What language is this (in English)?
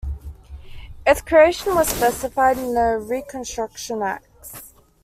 English